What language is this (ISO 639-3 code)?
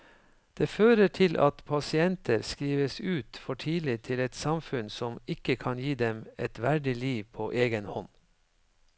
nor